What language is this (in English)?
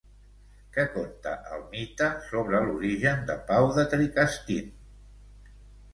Catalan